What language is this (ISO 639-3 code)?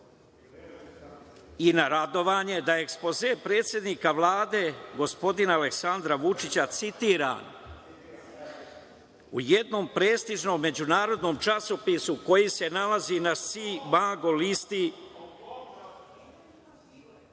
srp